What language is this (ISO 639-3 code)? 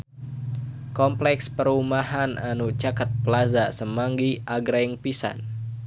sun